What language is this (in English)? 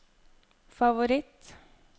Norwegian